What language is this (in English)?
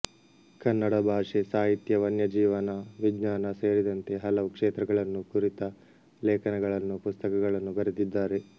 Kannada